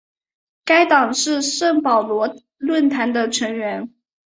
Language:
Chinese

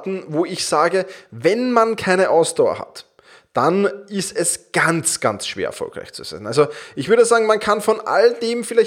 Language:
German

